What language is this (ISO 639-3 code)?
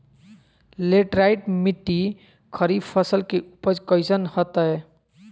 mag